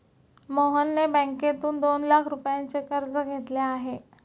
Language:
Marathi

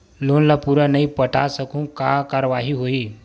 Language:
Chhattisgarhi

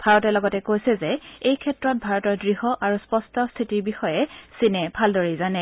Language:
Assamese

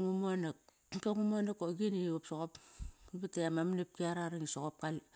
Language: Kairak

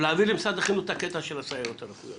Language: Hebrew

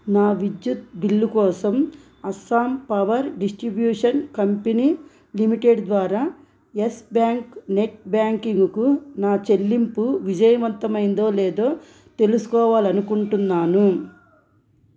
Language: Telugu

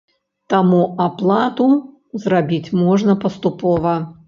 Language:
Belarusian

